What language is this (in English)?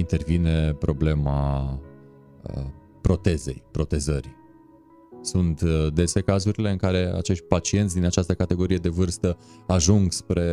Romanian